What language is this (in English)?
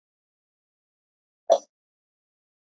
Georgian